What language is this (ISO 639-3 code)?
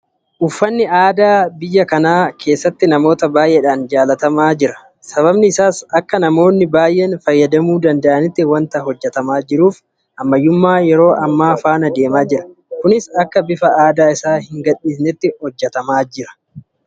orm